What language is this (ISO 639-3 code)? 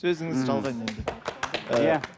kaz